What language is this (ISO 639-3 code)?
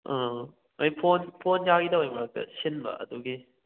mni